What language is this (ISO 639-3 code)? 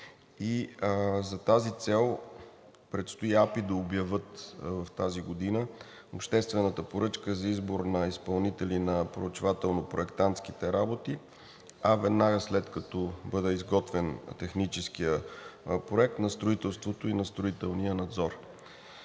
bul